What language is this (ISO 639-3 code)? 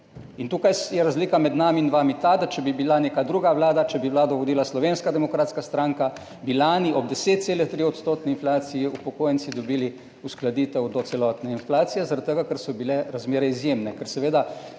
slv